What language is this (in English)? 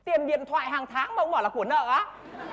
Vietnamese